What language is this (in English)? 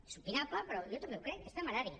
Catalan